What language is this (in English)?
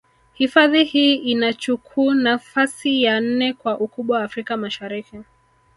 Swahili